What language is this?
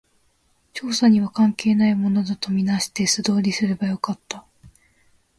Japanese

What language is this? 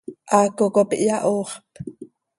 Seri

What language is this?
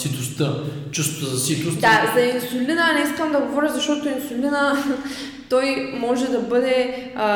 Bulgarian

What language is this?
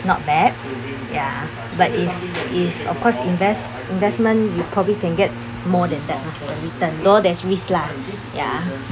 English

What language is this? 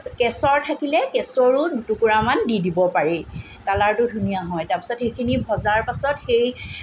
Assamese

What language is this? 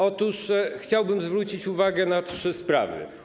Polish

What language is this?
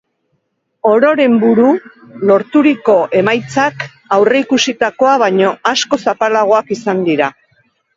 Basque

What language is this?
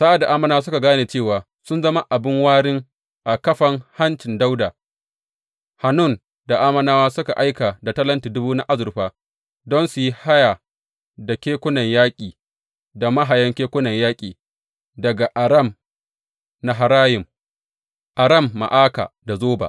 Hausa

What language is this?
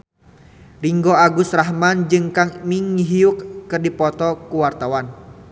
Sundanese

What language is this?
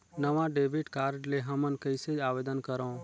Chhattisgarhi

